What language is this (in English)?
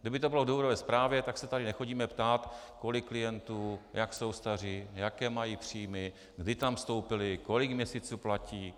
Czech